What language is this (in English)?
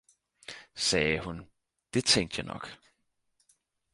Danish